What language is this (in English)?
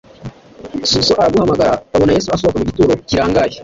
Kinyarwanda